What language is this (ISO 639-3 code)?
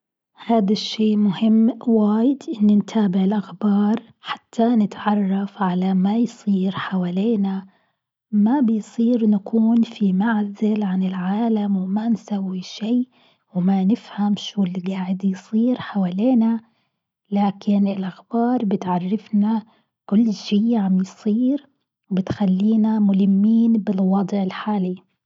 afb